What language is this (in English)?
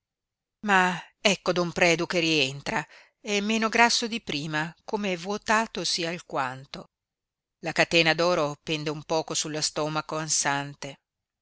Italian